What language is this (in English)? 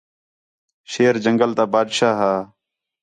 Khetrani